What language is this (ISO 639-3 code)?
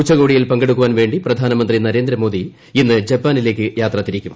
mal